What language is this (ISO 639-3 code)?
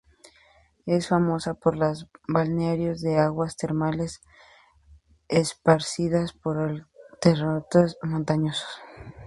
spa